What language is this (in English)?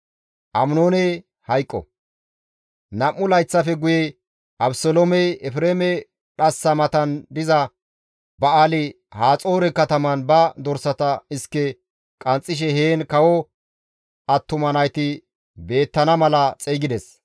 Gamo